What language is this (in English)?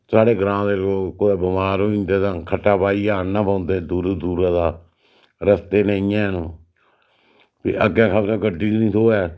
Dogri